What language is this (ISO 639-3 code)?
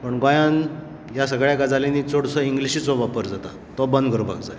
kok